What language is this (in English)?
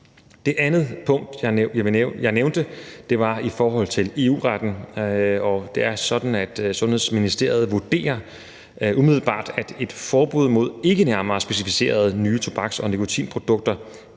Danish